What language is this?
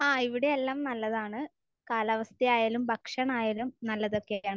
Malayalam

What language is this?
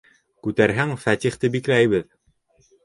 Bashkir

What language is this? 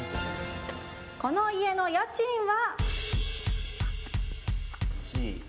Japanese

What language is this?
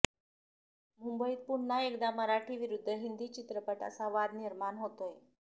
Marathi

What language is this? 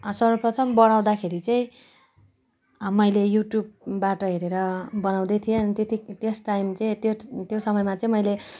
Nepali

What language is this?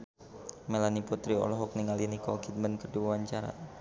Sundanese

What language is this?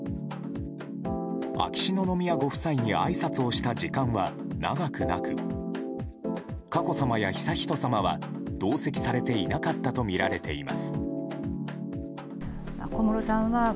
Japanese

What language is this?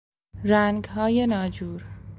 Persian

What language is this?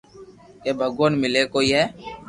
Loarki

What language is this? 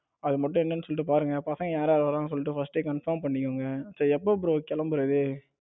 Tamil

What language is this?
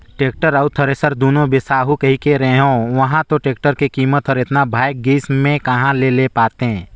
Chhattisgarhi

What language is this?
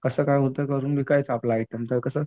Marathi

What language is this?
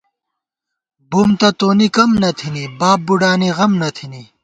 Gawar-Bati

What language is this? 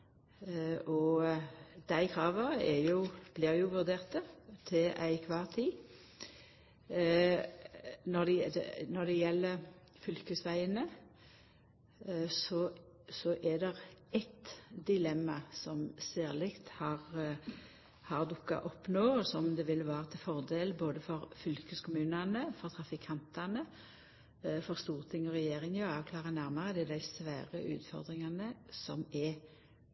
Norwegian Nynorsk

